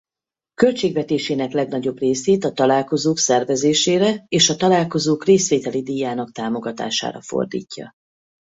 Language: Hungarian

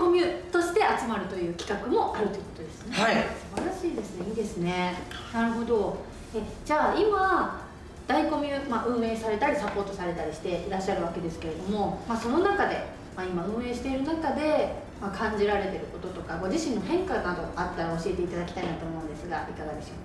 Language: Japanese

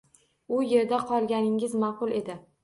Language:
Uzbek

